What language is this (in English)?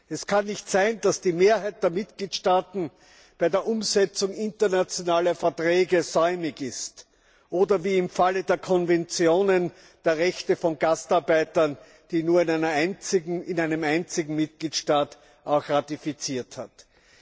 German